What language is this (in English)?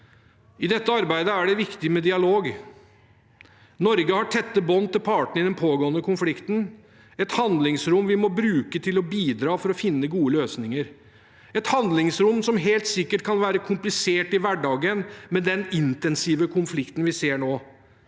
Norwegian